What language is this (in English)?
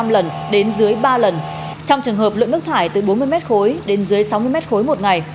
Vietnamese